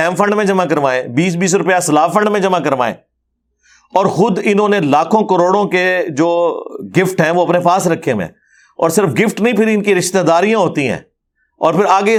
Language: Urdu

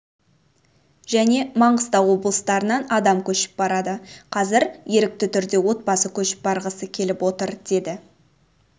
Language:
Kazakh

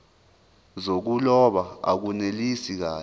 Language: Zulu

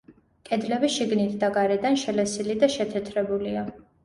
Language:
Georgian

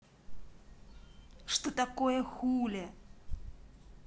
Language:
Russian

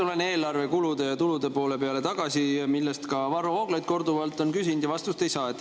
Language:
Estonian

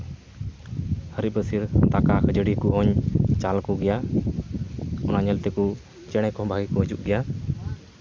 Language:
Santali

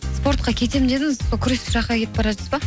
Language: Kazakh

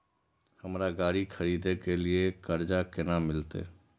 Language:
Maithili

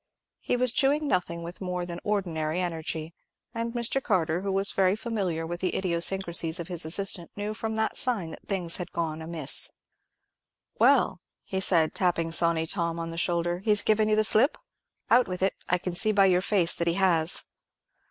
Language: English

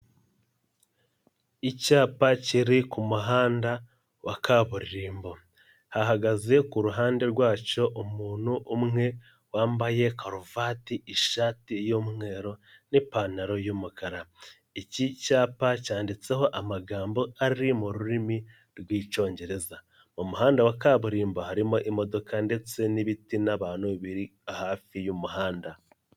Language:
Kinyarwanda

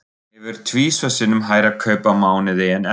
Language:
Icelandic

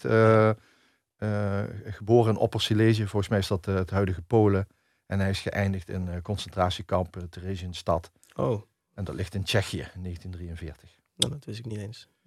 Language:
Dutch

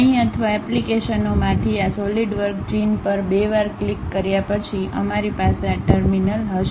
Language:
Gujarati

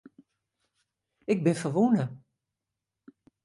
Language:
Western Frisian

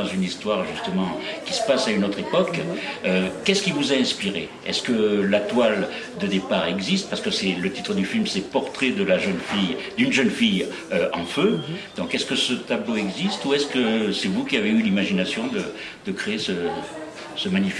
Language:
French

